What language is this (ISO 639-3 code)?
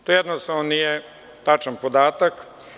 srp